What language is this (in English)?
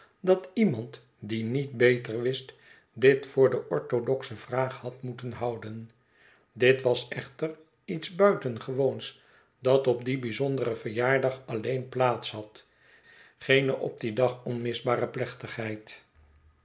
Dutch